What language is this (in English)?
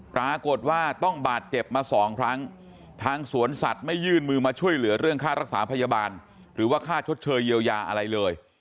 Thai